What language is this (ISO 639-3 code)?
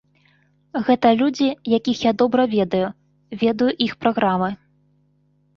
bel